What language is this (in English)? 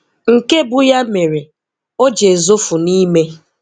Igbo